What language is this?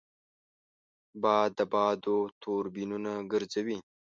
Pashto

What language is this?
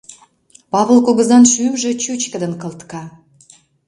Mari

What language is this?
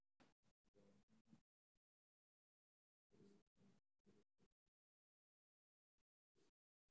Somali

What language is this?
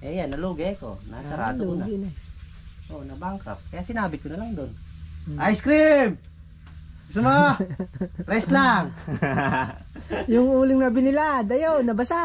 Filipino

